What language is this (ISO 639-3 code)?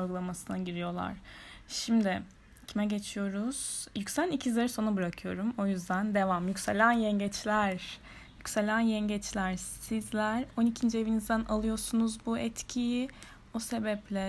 tur